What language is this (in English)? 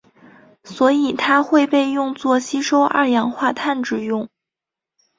Chinese